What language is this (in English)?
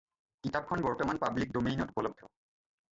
Assamese